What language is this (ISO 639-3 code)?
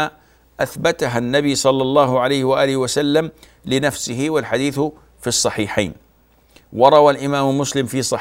ara